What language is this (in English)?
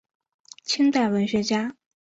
Chinese